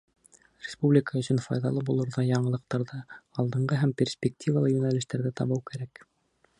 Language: Bashkir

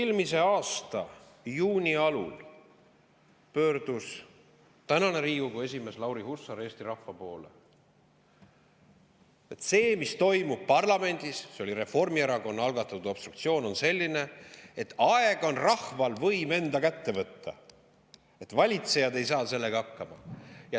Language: Estonian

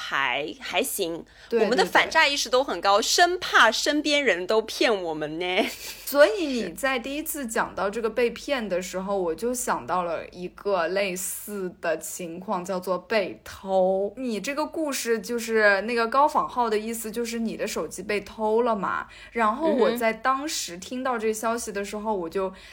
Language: Chinese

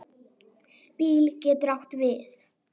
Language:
Icelandic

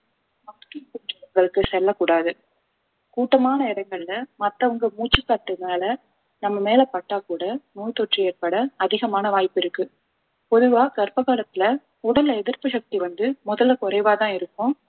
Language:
Tamil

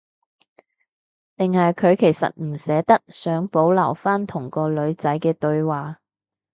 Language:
Cantonese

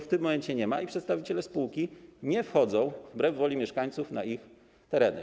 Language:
Polish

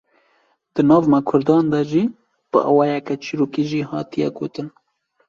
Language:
Kurdish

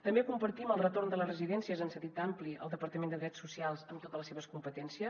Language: Catalan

